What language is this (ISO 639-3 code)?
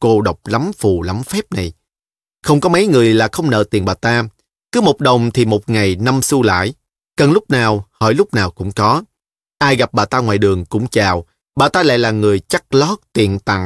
vie